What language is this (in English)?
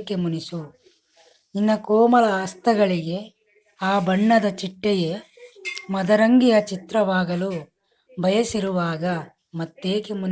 Kannada